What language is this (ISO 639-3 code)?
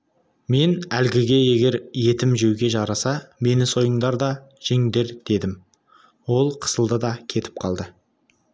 kaz